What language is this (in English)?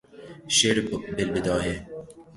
Persian